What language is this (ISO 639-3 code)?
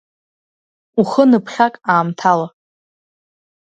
abk